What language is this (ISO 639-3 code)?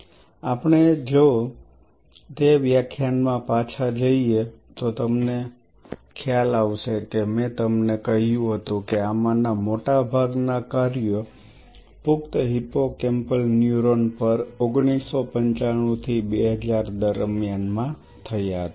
guj